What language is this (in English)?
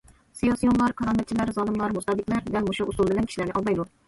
Uyghur